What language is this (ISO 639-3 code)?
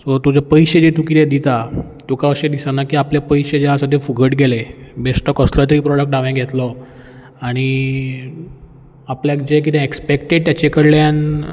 kok